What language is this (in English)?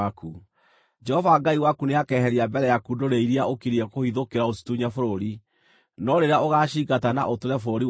Kikuyu